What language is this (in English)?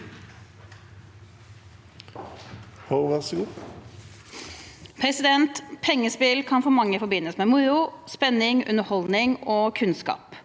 Norwegian